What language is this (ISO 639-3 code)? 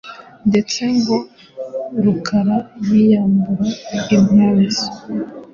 kin